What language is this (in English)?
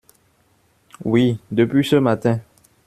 French